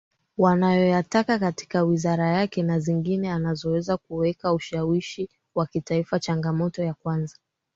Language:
Swahili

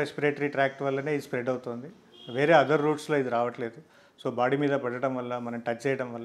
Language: Hindi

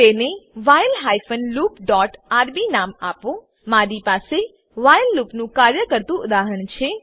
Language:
Gujarati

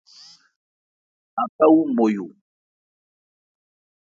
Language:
Ebrié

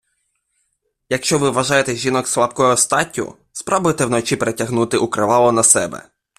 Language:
Ukrainian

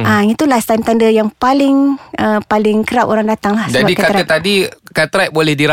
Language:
Malay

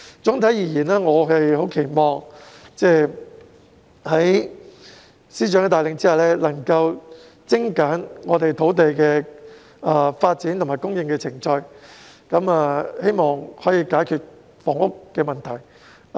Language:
Cantonese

